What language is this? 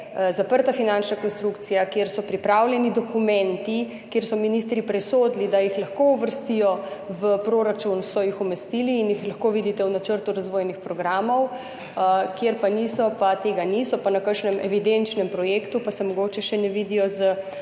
Slovenian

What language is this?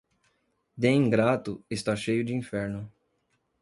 Portuguese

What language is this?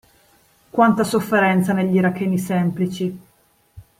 Italian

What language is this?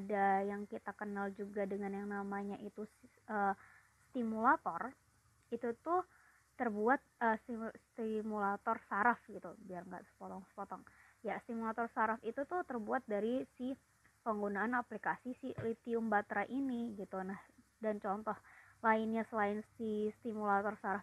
Indonesian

